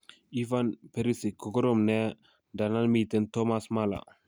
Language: Kalenjin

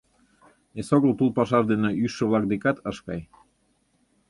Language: Mari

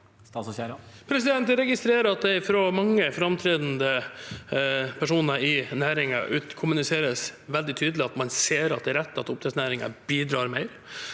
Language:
Norwegian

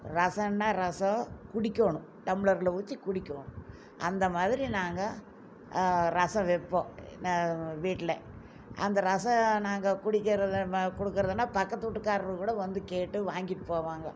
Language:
Tamil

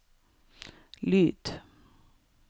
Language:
Norwegian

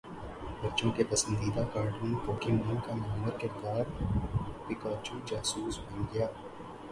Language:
Urdu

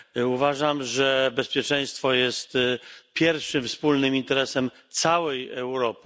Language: Polish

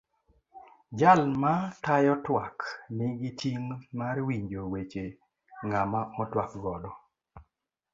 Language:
Luo (Kenya and Tanzania)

